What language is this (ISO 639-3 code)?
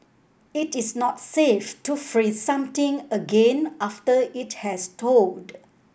eng